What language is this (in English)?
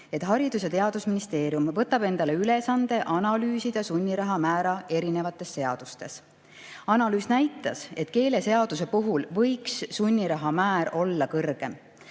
Estonian